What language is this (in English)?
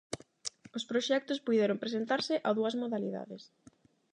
Galician